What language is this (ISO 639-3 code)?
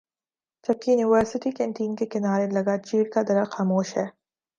urd